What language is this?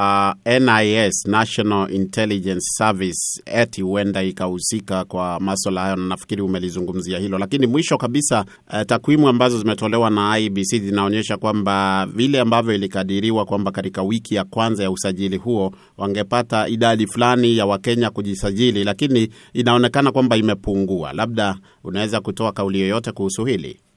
Swahili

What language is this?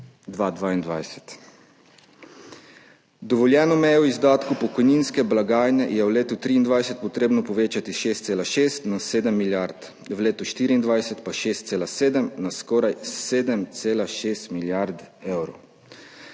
Slovenian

